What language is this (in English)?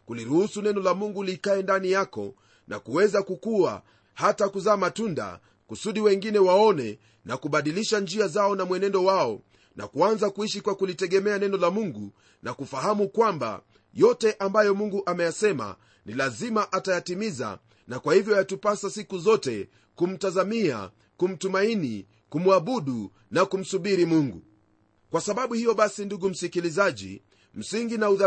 Swahili